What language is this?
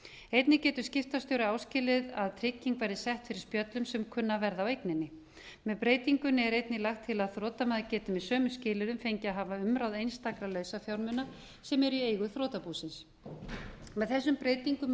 Icelandic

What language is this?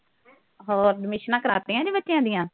Punjabi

